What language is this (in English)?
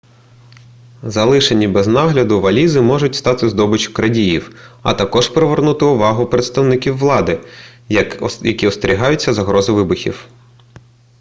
Ukrainian